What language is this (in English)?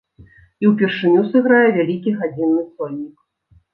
Belarusian